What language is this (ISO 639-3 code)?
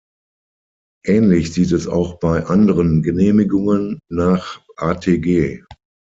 deu